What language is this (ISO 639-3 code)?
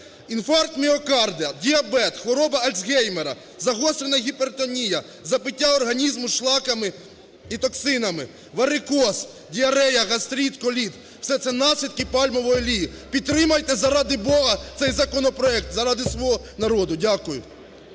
ukr